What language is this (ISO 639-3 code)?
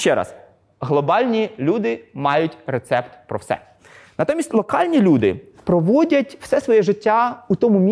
ukr